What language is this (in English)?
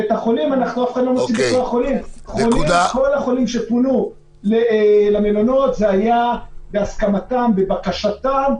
Hebrew